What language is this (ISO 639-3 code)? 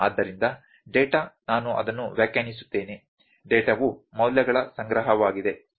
kan